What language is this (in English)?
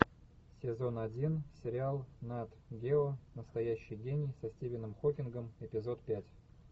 Russian